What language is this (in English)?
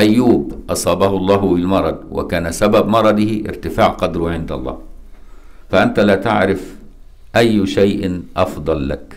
Arabic